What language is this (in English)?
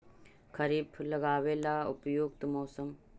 Magahi